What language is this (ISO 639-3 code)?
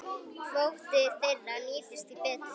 isl